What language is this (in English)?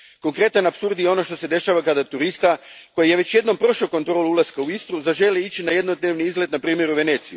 Croatian